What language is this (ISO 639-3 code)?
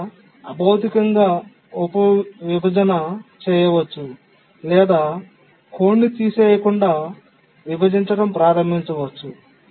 tel